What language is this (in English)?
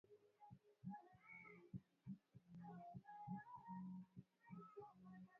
Swahili